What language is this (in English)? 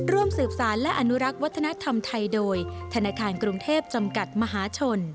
Thai